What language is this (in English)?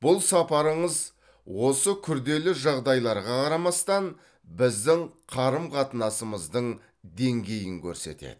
Kazakh